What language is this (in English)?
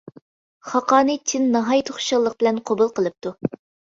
Uyghur